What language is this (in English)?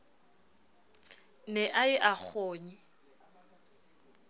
Southern Sotho